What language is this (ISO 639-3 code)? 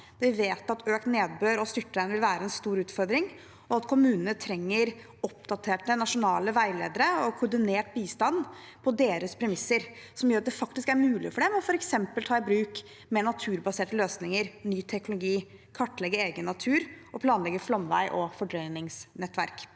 nor